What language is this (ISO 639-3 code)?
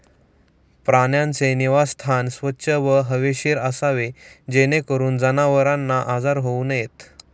mar